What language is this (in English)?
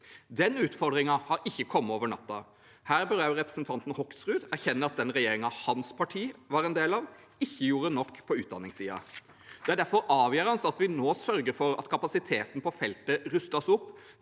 Norwegian